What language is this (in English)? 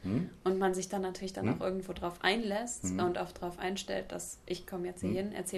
German